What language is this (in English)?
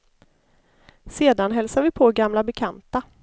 Swedish